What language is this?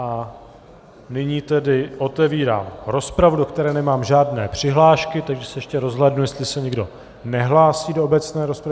Czech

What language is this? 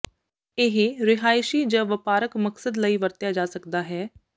Punjabi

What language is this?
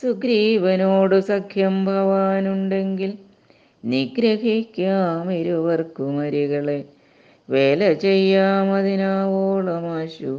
Malayalam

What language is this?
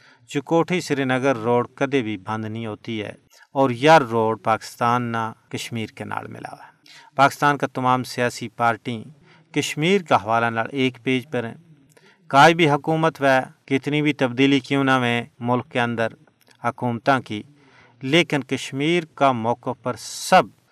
Urdu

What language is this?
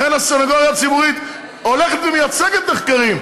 Hebrew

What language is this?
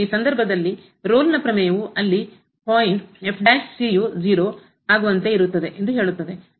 Kannada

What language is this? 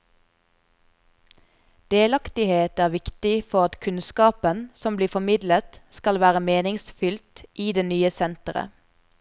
Norwegian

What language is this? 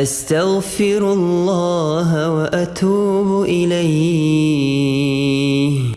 Arabic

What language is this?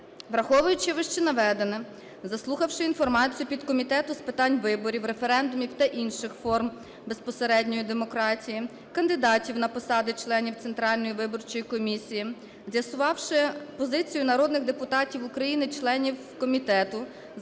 Ukrainian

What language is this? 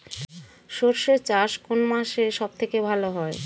Bangla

